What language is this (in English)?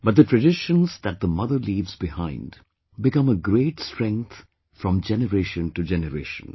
English